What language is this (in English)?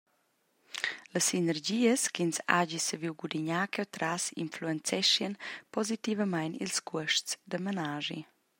Romansh